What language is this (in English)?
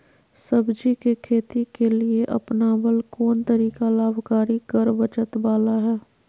Magahi